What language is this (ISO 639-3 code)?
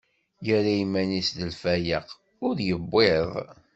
kab